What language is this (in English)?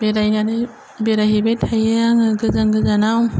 Bodo